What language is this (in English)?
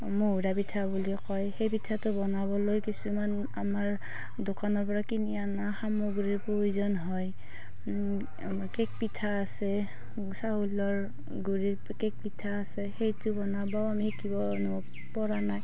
Assamese